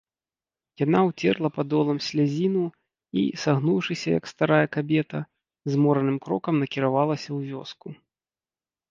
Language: Belarusian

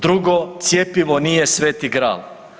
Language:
Croatian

